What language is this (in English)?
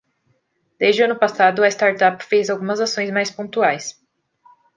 Portuguese